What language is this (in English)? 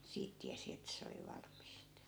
Finnish